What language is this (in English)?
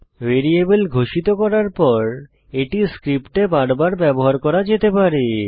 Bangla